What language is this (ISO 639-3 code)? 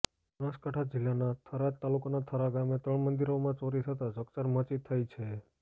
guj